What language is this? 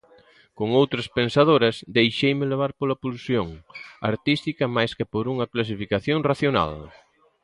Galician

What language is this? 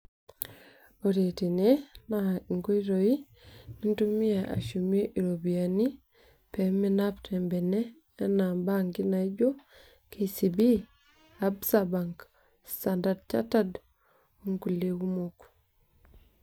Masai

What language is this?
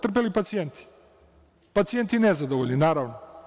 Serbian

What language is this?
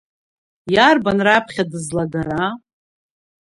Abkhazian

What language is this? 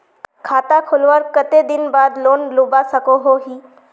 Magahi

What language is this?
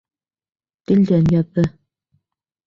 Bashkir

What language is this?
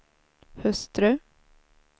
Swedish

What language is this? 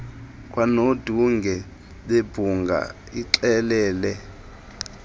Xhosa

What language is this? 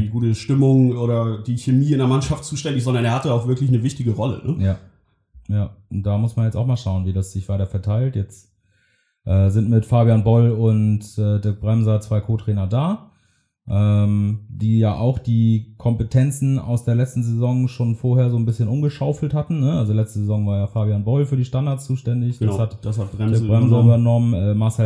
German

